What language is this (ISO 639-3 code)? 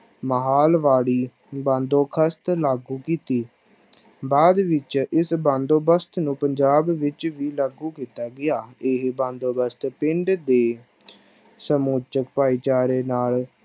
pan